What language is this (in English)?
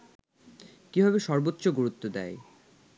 Bangla